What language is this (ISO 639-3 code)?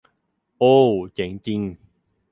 tha